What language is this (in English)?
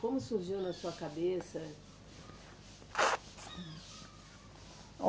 Portuguese